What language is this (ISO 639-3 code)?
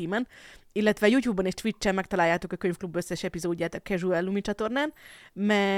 hun